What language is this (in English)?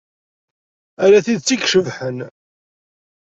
Kabyle